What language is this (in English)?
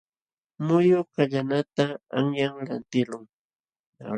Jauja Wanca Quechua